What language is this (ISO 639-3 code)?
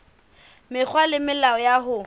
sot